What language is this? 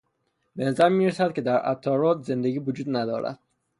Persian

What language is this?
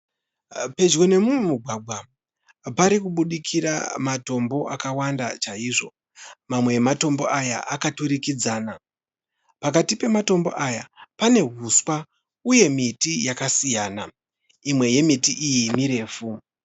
Shona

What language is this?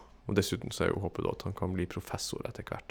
Norwegian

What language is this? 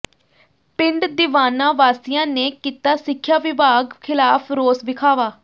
Punjabi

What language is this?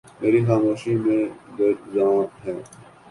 Urdu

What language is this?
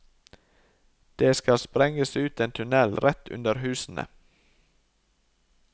Norwegian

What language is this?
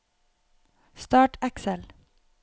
Norwegian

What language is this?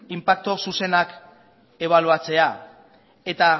Basque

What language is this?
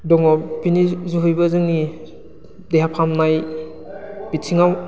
Bodo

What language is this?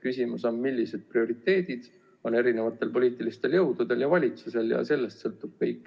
Estonian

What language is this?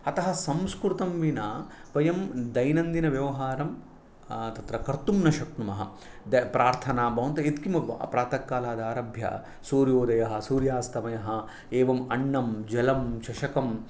Sanskrit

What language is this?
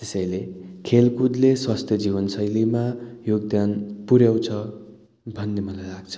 Nepali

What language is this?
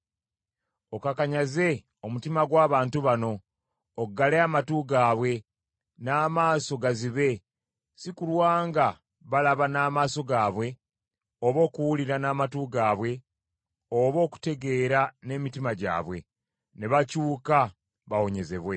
Ganda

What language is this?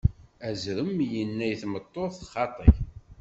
Kabyle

